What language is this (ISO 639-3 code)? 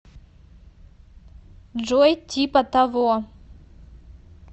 rus